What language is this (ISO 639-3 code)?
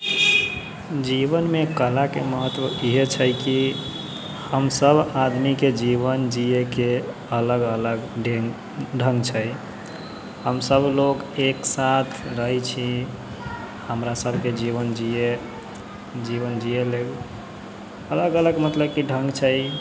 mai